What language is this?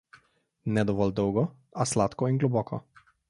Slovenian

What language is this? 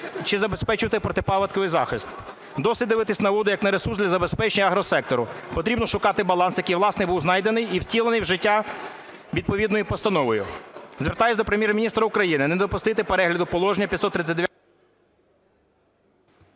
Ukrainian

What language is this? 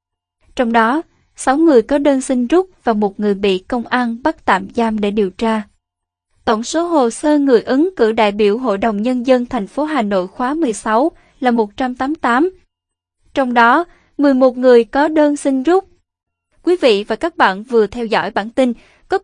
Vietnamese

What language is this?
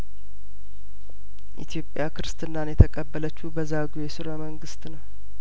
Amharic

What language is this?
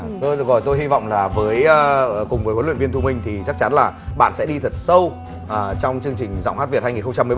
Vietnamese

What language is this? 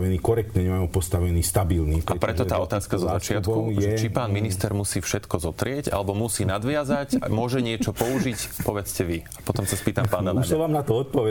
Slovak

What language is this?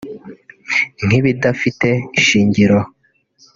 Kinyarwanda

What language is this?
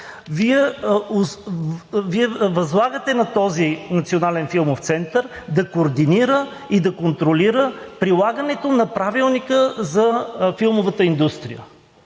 Bulgarian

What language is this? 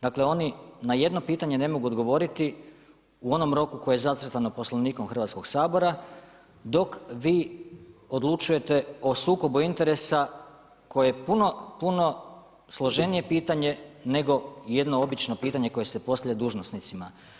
Croatian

